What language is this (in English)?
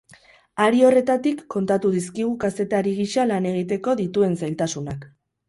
Basque